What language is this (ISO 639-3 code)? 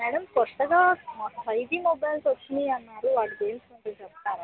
tel